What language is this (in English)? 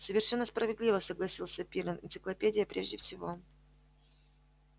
Russian